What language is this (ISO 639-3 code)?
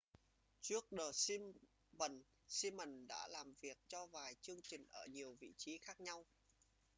vie